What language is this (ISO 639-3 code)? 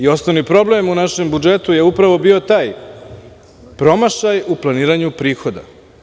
srp